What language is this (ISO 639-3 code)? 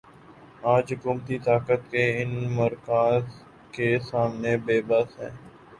urd